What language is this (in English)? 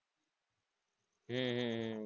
Gujarati